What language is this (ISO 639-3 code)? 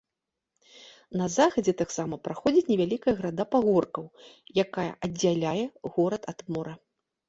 bel